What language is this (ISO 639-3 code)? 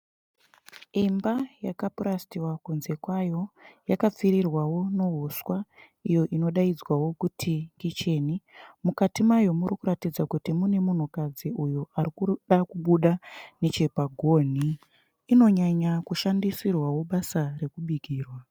sna